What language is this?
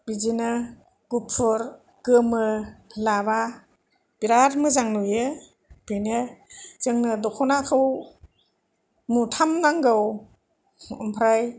Bodo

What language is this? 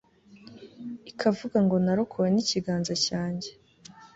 Kinyarwanda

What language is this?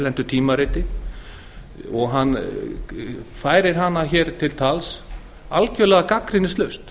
Icelandic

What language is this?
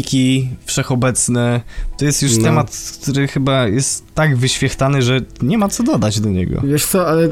Polish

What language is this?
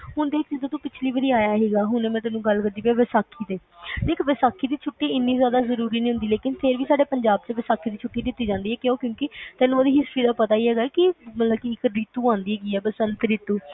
Punjabi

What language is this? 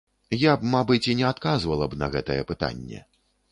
Belarusian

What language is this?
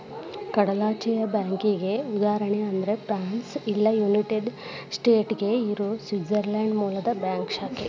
Kannada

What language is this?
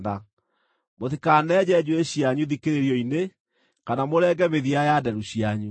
Kikuyu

